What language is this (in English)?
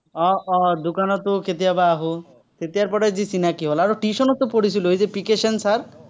Assamese